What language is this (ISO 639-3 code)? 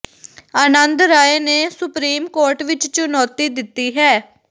pan